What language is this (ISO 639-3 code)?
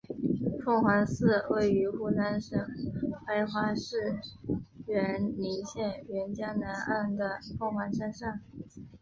zho